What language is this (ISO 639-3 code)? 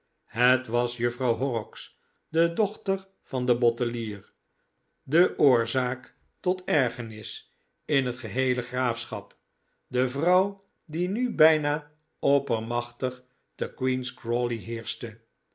nld